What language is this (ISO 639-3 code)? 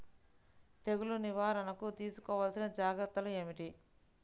tel